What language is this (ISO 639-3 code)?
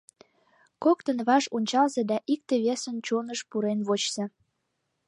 chm